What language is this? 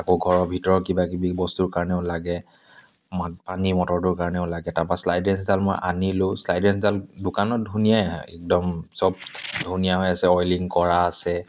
Assamese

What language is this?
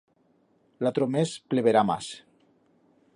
Aragonese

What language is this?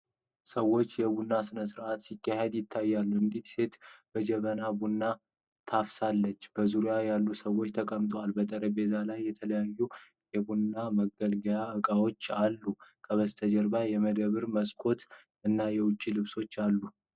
Amharic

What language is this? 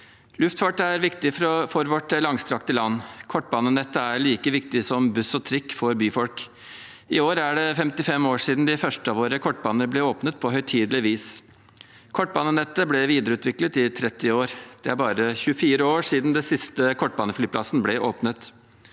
Norwegian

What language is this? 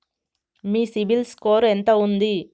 Telugu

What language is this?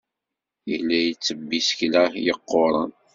Kabyle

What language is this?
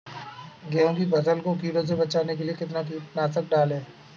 Hindi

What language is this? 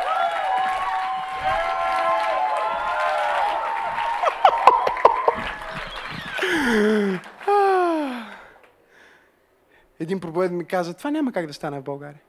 Bulgarian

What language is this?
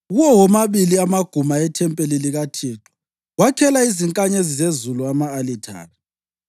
North Ndebele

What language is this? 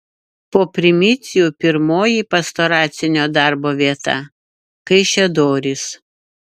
Lithuanian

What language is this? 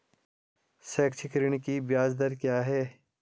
Hindi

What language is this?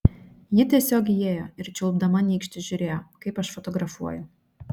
Lithuanian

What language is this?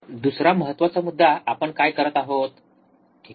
Marathi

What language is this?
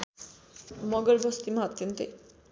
Nepali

